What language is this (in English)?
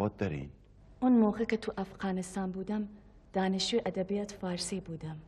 Persian